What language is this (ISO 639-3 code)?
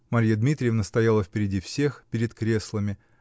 rus